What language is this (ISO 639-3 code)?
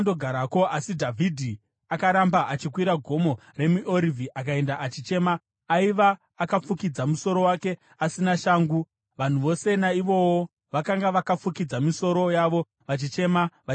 sna